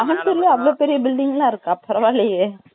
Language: Tamil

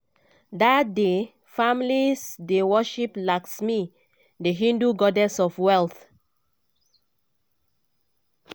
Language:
Nigerian Pidgin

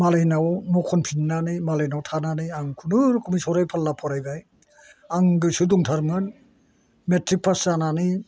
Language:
Bodo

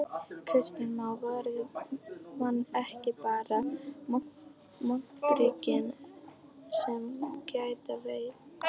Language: Icelandic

